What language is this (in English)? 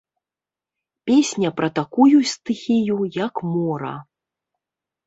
Belarusian